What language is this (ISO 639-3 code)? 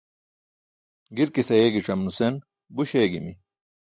bsk